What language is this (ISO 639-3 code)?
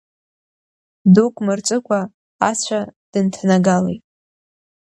abk